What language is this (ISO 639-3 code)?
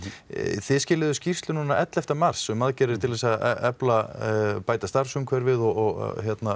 isl